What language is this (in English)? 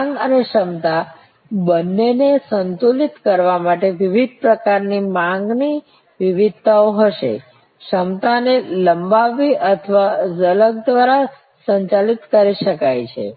Gujarati